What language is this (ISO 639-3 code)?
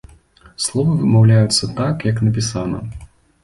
bel